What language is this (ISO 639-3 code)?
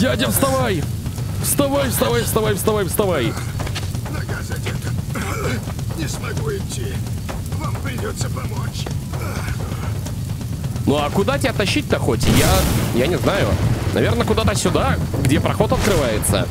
rus